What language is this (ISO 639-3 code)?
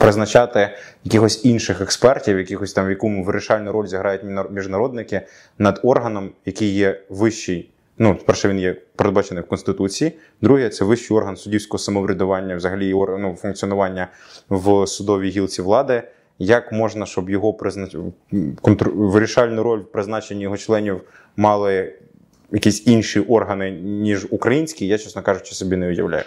ukr